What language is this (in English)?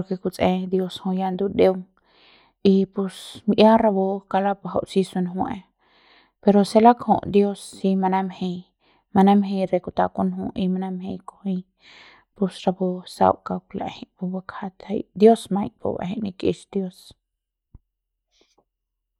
Central Pame